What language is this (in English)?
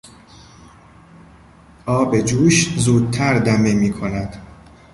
Persian